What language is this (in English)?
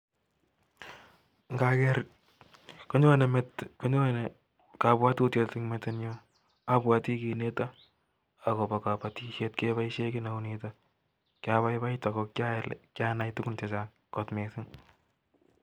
Kalenjin